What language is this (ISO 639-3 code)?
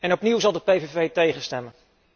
nld